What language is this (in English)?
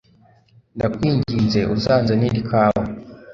Kinyarwanda